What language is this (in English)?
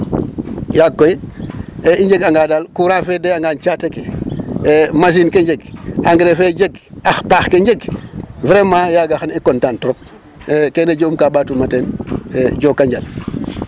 Serer